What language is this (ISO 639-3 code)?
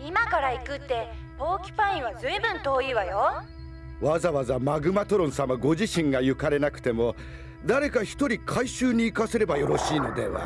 jpn